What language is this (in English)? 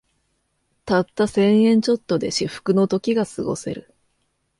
Japanese